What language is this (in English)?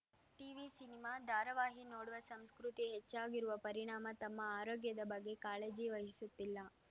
Kannada